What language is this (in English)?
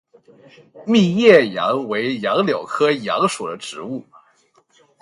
Chinese